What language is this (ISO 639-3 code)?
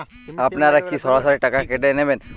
ben